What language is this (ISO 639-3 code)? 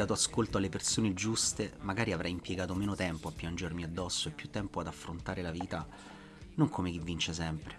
ita